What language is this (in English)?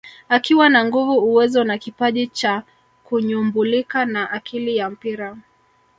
Swahili